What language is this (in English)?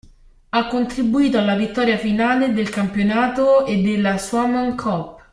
Italian